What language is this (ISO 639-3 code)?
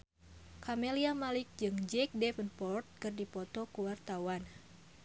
sun